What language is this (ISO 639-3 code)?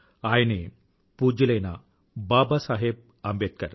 tel